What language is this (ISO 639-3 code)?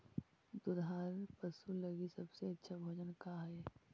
mag